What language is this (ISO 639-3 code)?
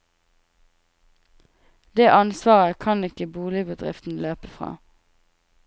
nor